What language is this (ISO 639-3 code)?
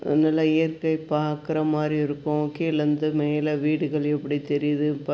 tam